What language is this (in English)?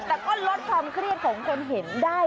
Thai